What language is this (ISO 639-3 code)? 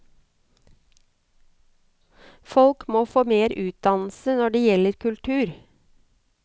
nor